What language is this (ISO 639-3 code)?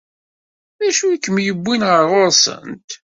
kab